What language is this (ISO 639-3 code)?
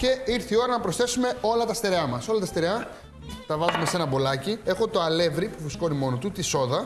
ell